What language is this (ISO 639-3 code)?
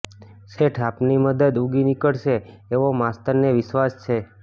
guj